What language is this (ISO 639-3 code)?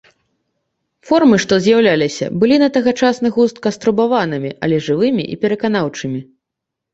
bel